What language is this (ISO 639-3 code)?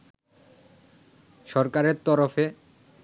ben